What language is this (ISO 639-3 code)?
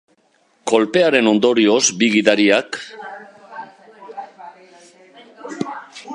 eus